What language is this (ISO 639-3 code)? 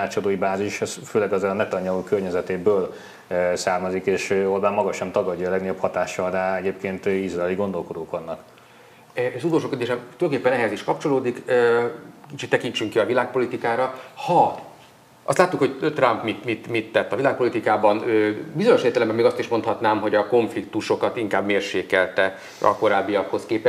hun